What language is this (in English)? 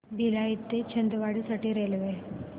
Marathi